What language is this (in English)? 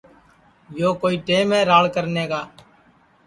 Sansi